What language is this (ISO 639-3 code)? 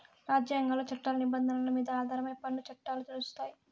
tel